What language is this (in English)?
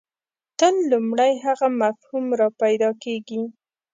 Pashto